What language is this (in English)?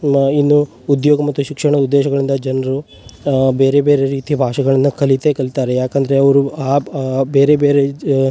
Kannada